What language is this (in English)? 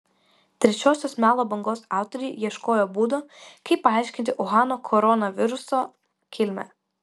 Lithuanian